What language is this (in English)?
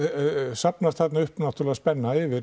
Icelandic